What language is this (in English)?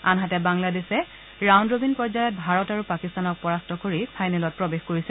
Assamese